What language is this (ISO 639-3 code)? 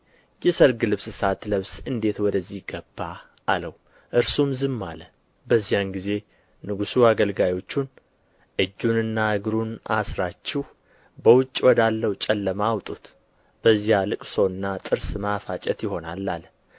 amh